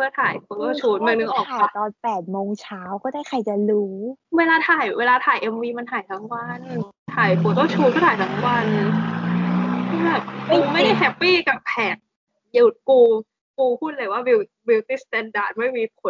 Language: Thai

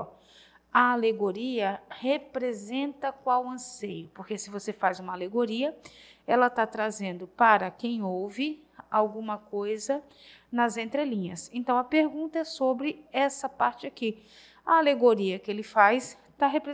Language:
Portuguese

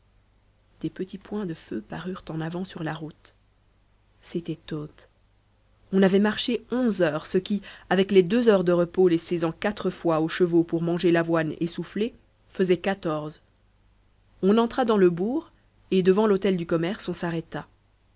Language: French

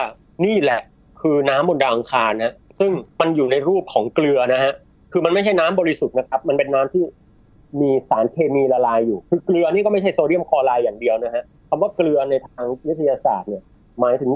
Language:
Thai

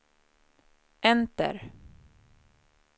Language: Swedish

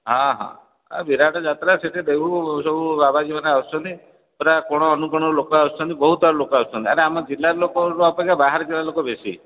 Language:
Odia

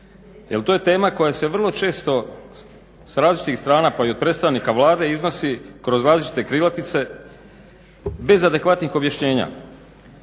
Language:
Croatian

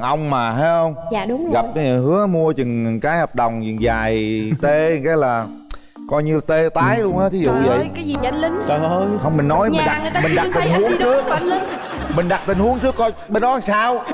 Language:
Vietnamese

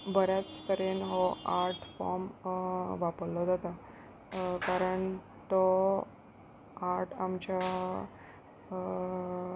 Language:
Konkani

